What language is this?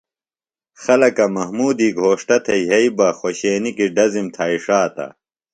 Phalura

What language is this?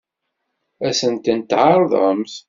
Kabyle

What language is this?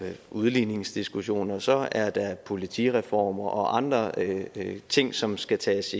Danish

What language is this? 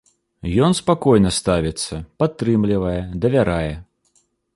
Belarusian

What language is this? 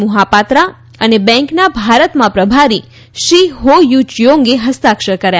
Gujarati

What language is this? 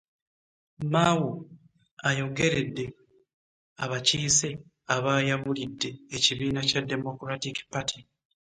Ganda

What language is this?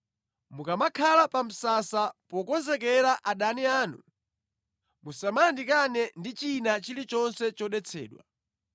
Nyanja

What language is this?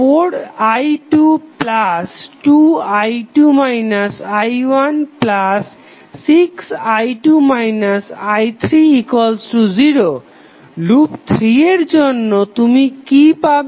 Bangla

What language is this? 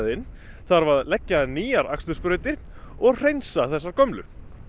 Icelandic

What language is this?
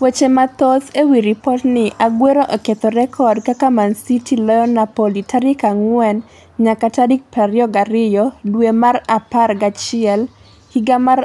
Luo (Kenya and Tanzania)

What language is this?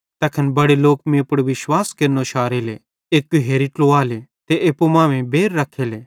Bhadrawahi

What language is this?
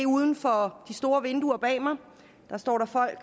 Danish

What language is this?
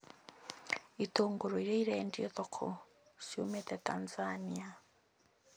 Kikuyu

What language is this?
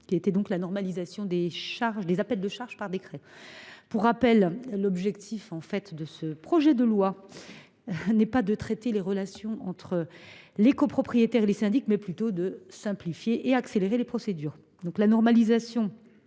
French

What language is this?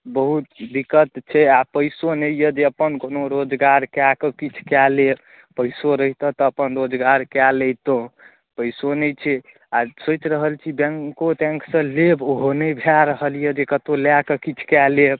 Maithili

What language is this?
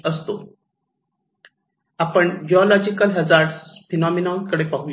Marathi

